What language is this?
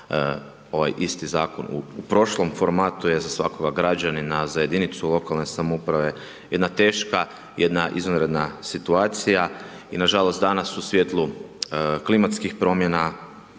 Croatian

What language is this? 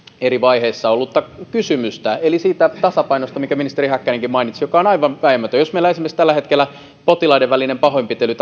Finnish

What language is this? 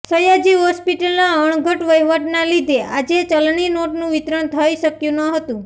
Gujarati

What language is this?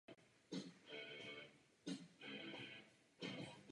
Czech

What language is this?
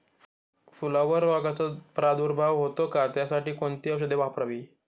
Marathi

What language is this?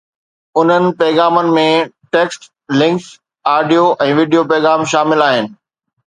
Sindhi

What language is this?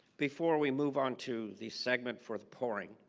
English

